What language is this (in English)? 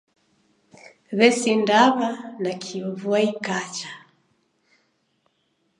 Taita